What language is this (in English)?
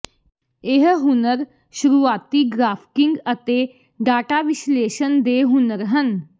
Punjabi